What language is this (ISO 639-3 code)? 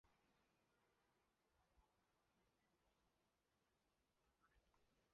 zho